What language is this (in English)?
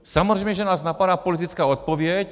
Czech